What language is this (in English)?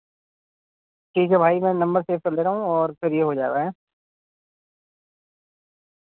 Urdu